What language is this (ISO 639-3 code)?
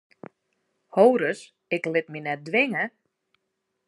fry